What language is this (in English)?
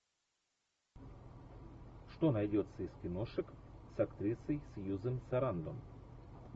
Russian